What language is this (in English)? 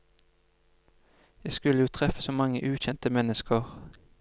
Norwegian